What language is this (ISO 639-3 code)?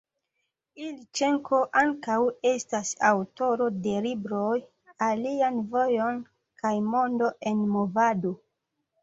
epo